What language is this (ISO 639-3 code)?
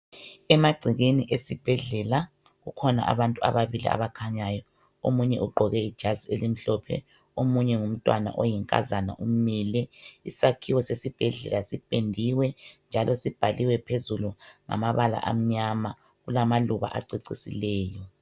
nde